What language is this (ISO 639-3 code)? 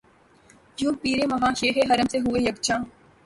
urd